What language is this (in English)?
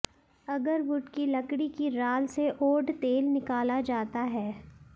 Hindi